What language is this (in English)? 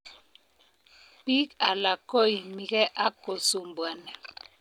Kalenjin